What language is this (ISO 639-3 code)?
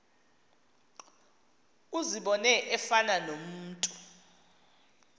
xho